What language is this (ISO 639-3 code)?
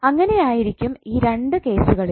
mal